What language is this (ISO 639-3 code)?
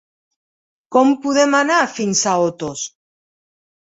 cat